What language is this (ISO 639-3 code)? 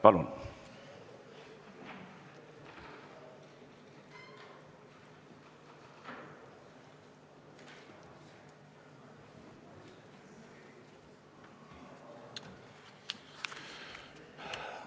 est